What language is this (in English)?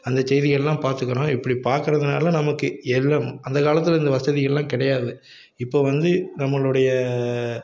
Tamil